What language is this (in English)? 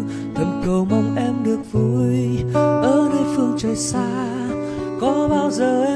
Vietnamese